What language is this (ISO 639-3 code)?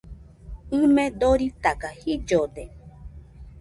hux